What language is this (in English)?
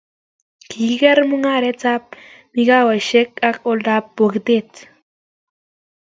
Kalenjin